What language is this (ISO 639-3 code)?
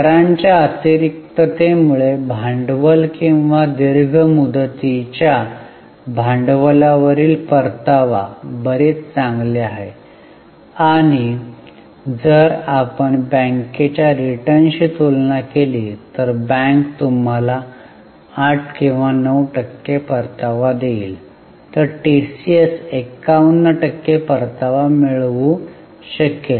mar